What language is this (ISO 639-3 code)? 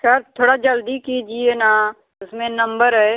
hin